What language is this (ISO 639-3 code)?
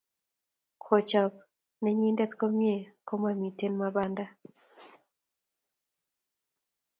kln